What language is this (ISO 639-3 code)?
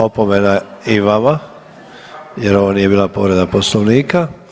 hrv